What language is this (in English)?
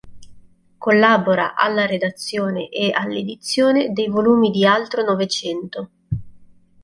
Italian